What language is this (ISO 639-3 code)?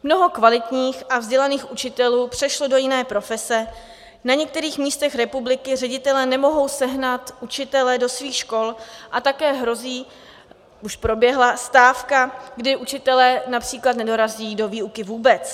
ces